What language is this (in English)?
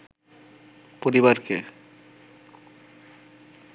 Bangla